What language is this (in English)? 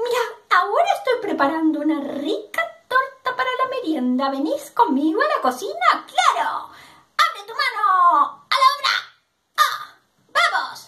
Spanish